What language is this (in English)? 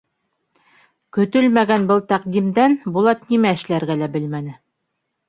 Bashkir